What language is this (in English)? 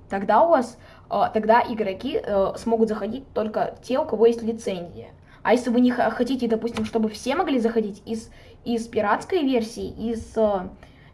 Russian